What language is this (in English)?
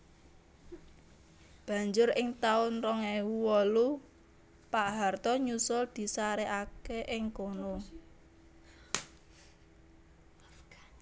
Javanese